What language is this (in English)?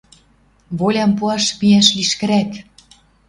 Western Mari